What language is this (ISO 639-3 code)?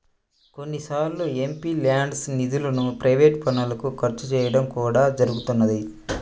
tel